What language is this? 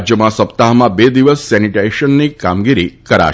Gujarati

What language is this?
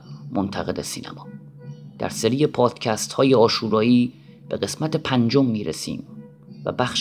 Persian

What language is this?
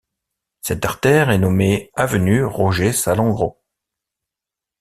French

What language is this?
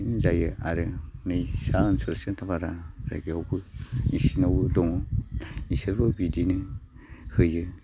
Bodo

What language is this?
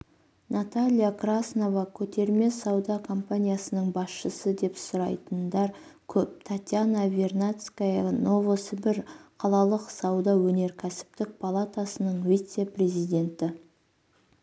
Kazakh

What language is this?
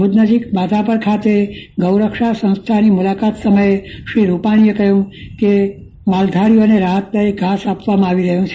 Gujarati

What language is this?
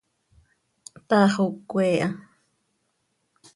Seri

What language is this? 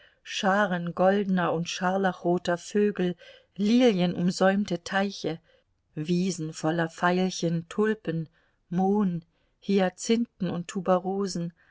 German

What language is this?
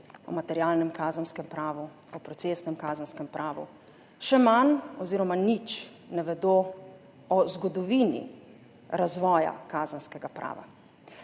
Slovenian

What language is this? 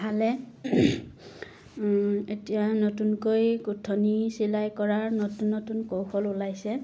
Assamese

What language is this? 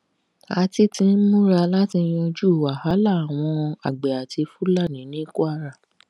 Yoruba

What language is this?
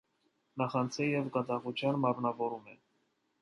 Armenian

